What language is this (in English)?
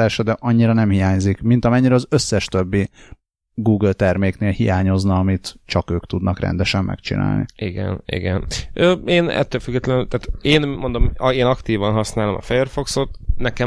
Hungarian